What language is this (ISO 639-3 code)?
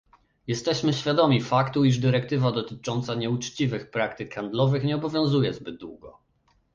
pol